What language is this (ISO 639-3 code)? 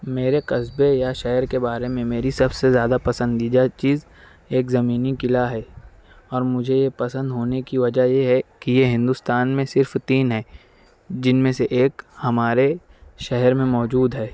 urd